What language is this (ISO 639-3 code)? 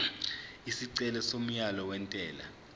zul